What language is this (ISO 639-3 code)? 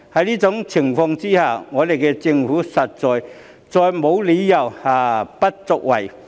yue